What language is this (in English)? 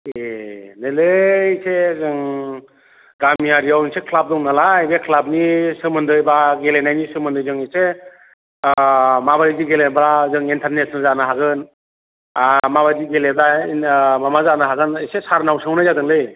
Bodo